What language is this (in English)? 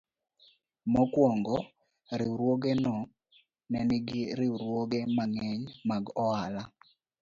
Luo (Kenya and Tanzania)